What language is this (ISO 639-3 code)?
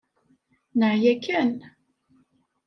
kab